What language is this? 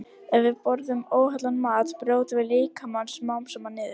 Icelandic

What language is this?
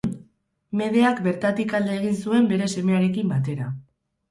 Basque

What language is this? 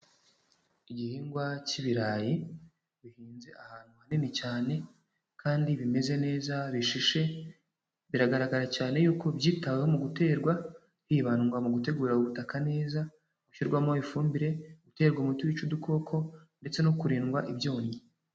Kinyarwanda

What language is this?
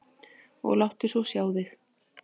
Icelandic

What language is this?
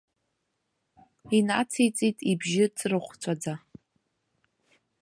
Abkhazian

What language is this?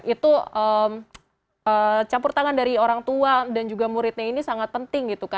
Indonesian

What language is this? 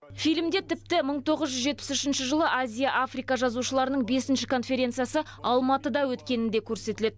Kazakh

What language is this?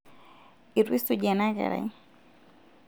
Masai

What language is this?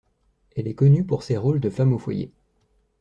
French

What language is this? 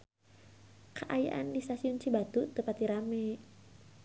Sundanese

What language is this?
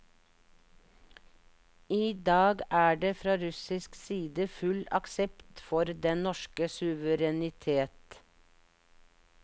Norwegian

